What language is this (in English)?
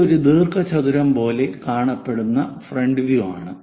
Malayalam